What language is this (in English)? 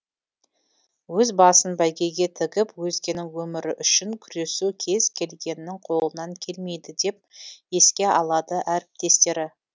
Kazakh